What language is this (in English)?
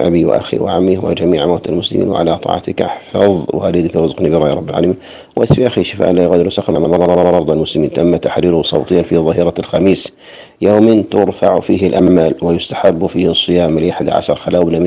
Arabic